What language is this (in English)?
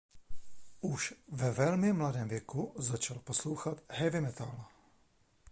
Czech